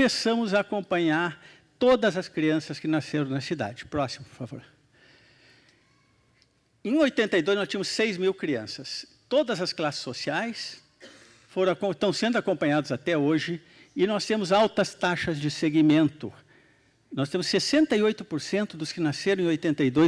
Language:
Portuguese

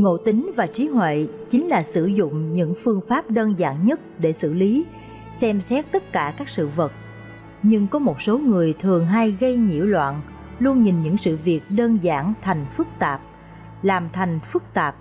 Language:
Vietnamese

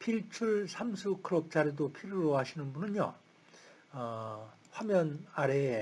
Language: Korean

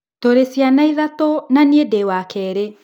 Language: Kikuyu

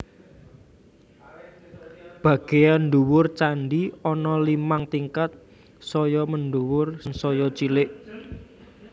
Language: Javanese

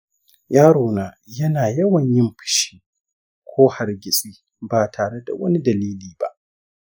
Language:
Hausa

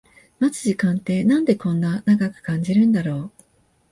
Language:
Japanese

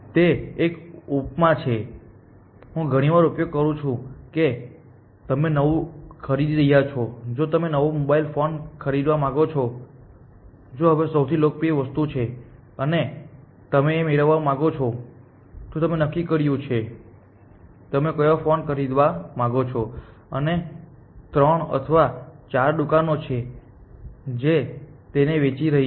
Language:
Gujarati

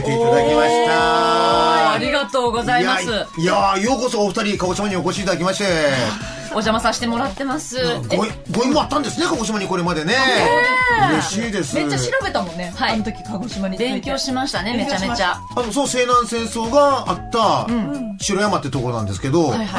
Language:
Japanese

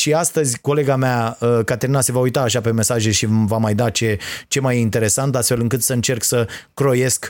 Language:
Romanian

